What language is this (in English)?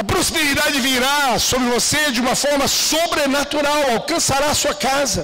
Portuguese